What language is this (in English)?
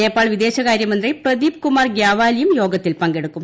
Malayalam